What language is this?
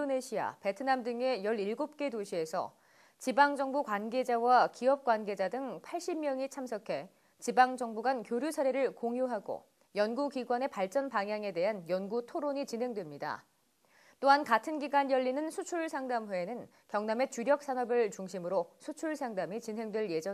Korean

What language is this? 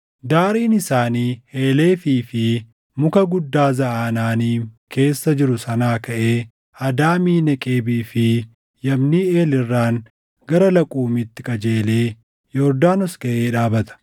Oromo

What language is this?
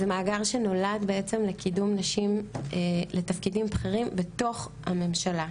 Hebrew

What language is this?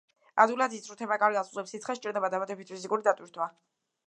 Georgian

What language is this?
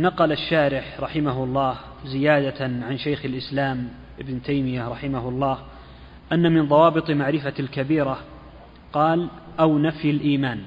Arabic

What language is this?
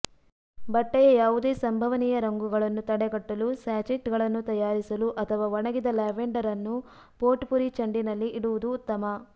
Kannada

